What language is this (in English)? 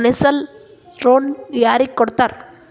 Kannada